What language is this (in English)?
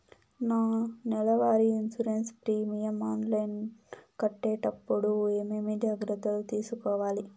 Telugu